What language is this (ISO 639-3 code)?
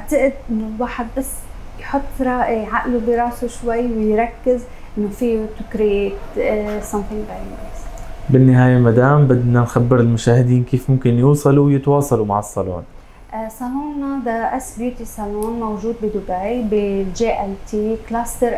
ara